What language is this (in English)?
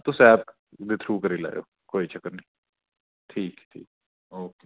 Dogri